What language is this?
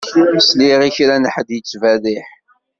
Kabyle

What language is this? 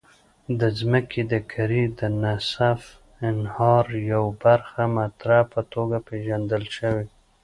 Pashto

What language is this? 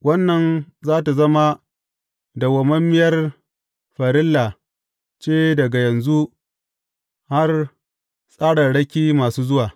Hausa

